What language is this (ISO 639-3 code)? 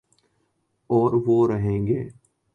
urd